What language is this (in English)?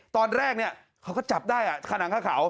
Thai